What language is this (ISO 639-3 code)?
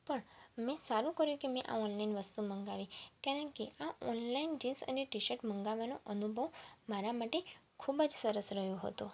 guj